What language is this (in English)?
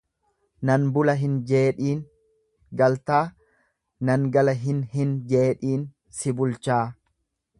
Oromo